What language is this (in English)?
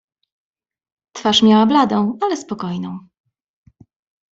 Polish